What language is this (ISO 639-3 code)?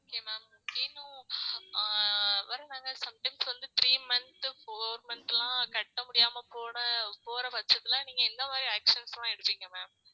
tam